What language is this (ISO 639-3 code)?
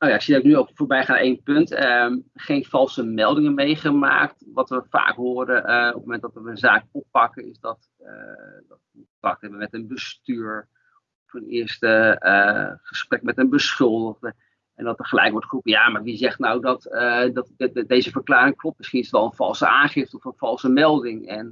nld